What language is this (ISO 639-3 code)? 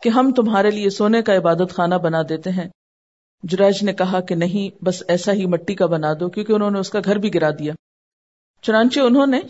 urd